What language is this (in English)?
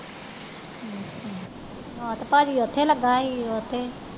Punjabi